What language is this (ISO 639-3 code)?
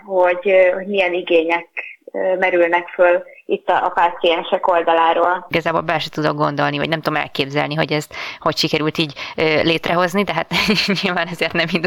hun